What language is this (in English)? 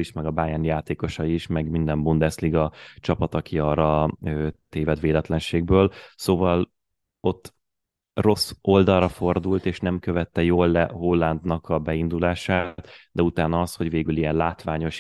Hungarian